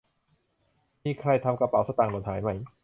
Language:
Thai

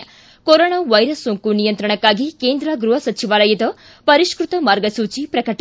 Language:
Kannada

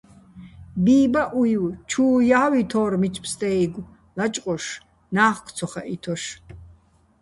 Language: Bats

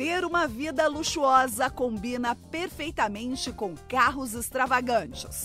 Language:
Portuguese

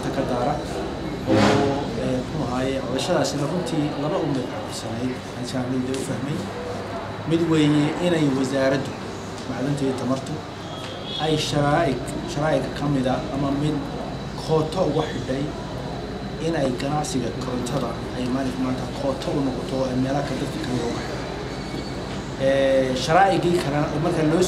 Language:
Arabic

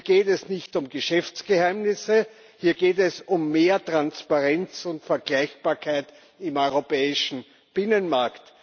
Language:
German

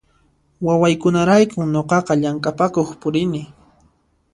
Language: Puno Quechua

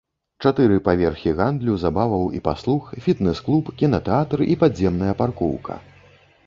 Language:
Belarusian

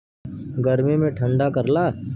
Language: Bhojpuri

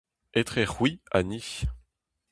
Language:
Breton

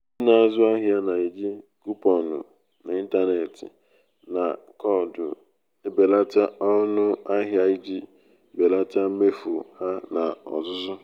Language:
Igbo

